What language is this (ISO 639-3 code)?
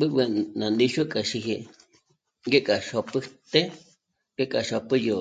mmc